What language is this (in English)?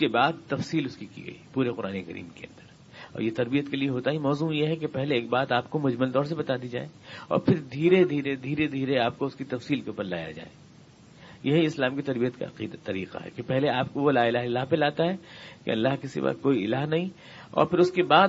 Urdu